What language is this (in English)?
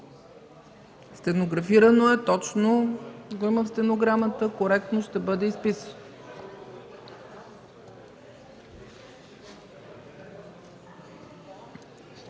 Bulgarian